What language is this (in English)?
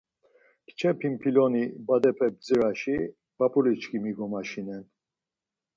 Laz